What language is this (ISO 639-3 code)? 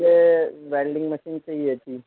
urd